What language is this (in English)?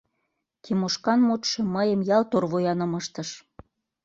Mari